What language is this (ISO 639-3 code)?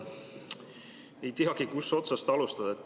est